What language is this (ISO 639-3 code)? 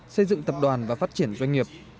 vie